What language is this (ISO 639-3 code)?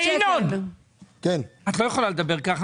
heb